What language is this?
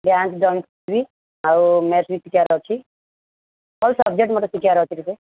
Odia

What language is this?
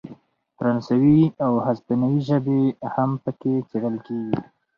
Pashto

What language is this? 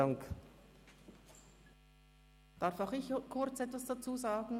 Swiss German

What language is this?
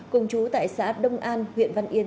Vietnamese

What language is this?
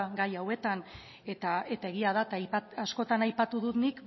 Basque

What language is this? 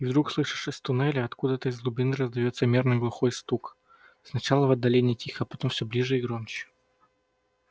Russian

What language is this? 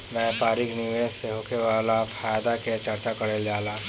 Bhojpuri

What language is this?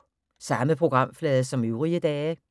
Danish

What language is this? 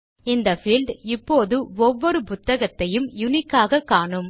Tamil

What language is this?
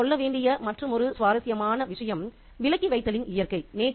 Tamil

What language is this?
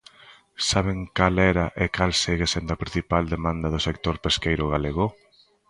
Galician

